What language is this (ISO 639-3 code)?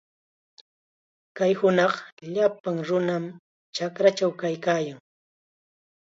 qxa